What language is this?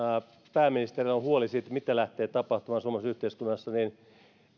Finnish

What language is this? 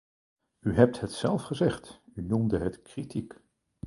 Dutch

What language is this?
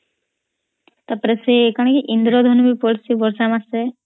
Odia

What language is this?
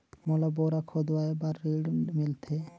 Chhattisgarhi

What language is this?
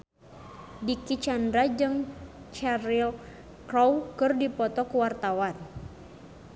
Sundanese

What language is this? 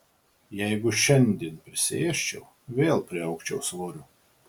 Lithuanian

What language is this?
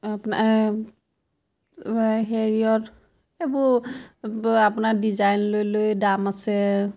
Assamese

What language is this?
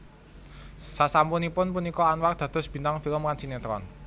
Javanese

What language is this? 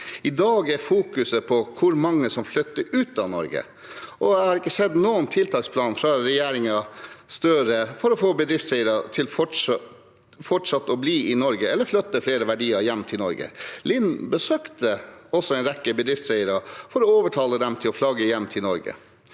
Norwegian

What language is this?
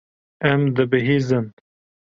Kurdish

